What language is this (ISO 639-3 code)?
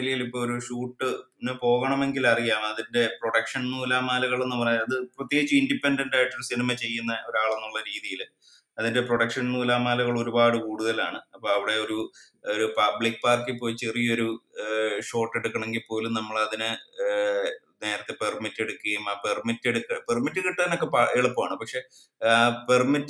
mal